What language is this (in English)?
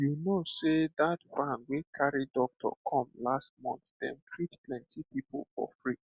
Nigerian Pidgin